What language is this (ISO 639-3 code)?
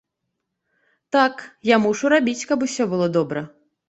bel